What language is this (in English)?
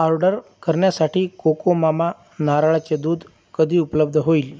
Marathi